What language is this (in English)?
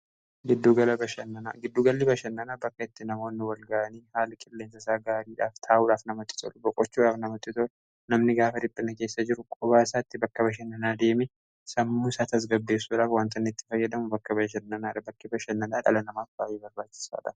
Oromo